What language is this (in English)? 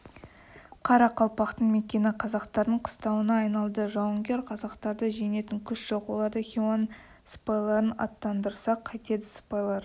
Kazakh